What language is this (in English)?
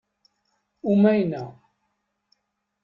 Kabyle